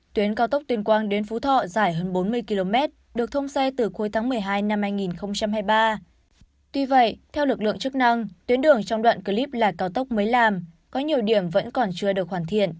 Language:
Vietnamese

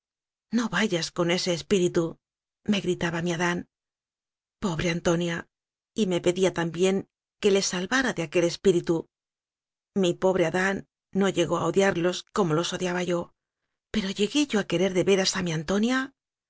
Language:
Spanish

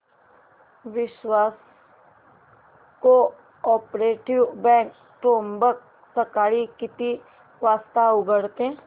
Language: Marathi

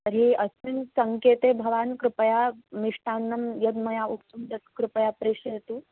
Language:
Sanskrit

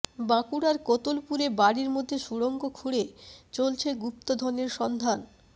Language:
Bangla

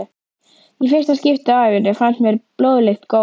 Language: Icelandic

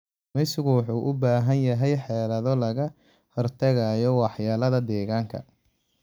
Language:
Somali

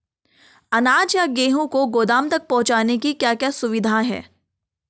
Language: Hindi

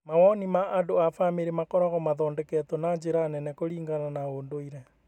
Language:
Kikuyu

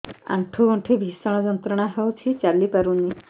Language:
Odia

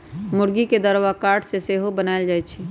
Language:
Magahi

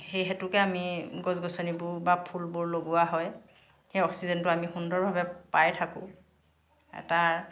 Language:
Assamese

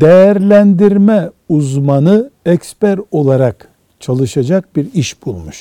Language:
Turkish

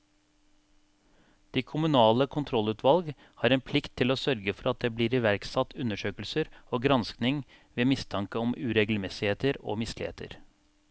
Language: Norwegian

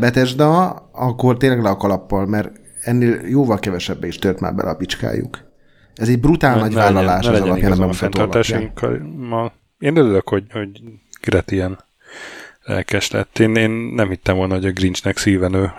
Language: Hungarian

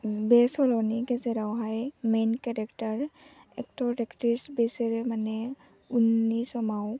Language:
Bodo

